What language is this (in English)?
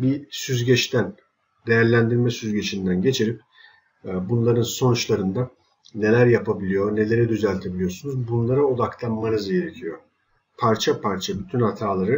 Turkish